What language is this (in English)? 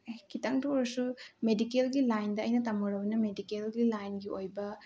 Manipuri